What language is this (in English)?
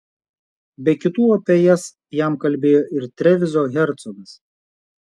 Lithuanian